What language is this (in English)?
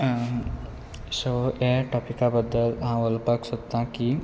Konkani